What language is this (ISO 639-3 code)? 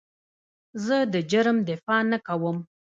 pus